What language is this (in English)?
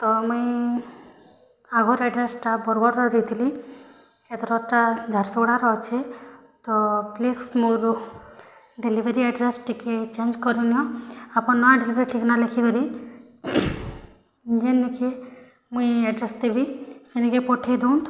Odia